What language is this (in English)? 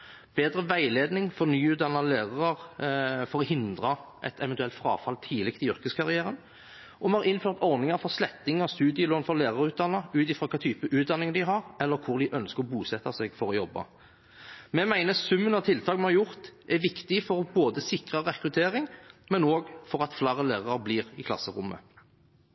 Norwegian Bokmål